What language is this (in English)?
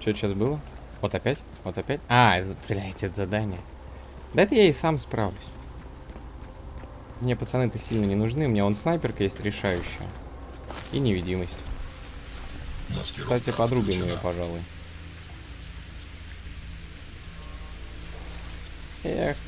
Russian